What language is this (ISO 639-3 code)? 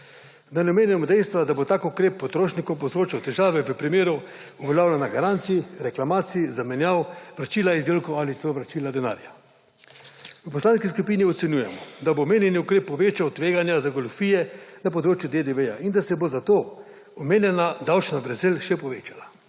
slv